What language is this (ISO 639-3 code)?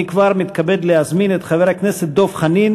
heb